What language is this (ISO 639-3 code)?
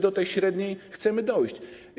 pol